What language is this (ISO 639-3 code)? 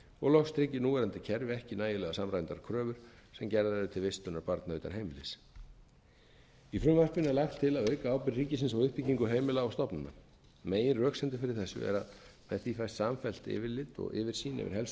isl